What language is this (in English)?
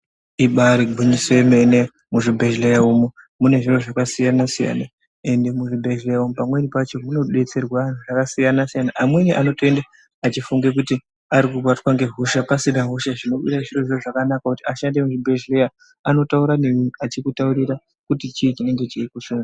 Ndau